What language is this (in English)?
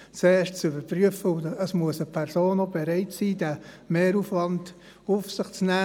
Swiss German